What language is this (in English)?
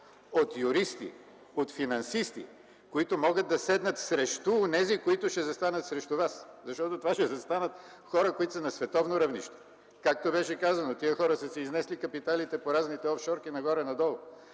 Bulgarian